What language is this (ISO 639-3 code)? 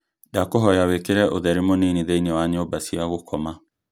kik